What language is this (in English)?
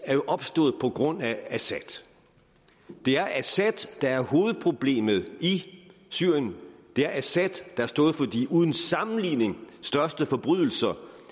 Danish